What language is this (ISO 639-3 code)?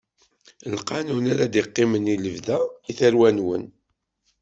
kab